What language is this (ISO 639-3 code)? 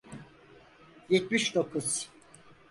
tur